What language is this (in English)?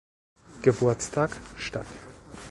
German